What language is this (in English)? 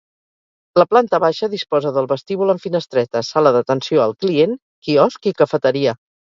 Catalan